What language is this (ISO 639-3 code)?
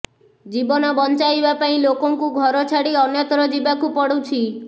ori